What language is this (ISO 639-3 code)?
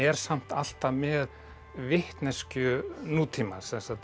isl